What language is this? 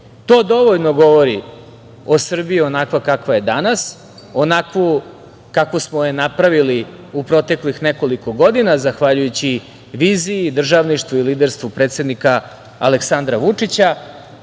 Serbian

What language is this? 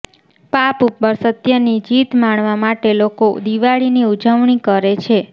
Gujarati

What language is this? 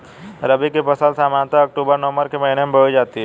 Hindi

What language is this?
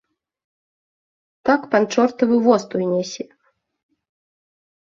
Belarusian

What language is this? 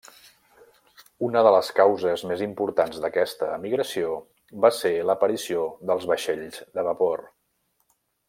Catalan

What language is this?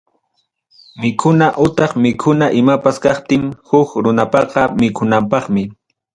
Ayacucho Quechua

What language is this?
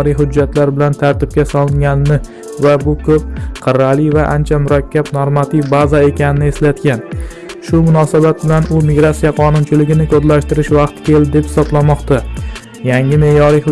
Turkish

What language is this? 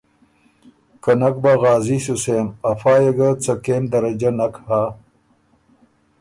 Ormuri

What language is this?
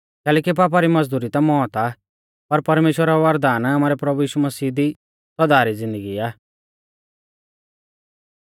Mahasu Pahari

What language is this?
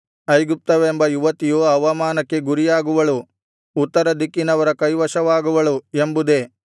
Kannada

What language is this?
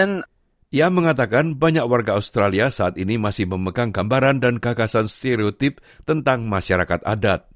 Indonesian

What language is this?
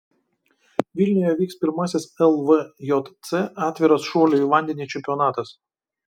Lithuanian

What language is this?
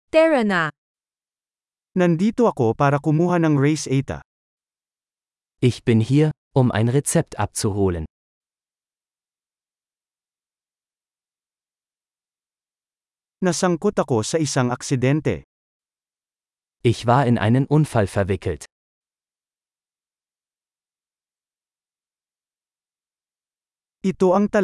Filipino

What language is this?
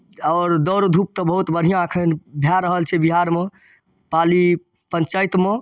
Maithili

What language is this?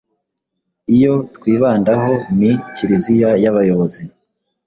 Kinyarwanda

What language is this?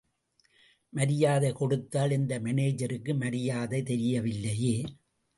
Tamil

